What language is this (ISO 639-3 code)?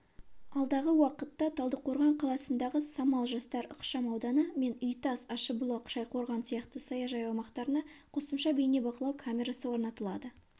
kaz